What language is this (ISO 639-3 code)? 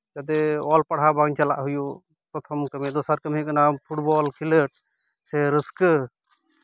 sat